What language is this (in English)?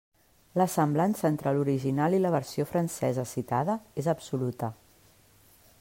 Catalan